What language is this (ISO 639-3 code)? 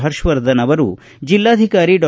kan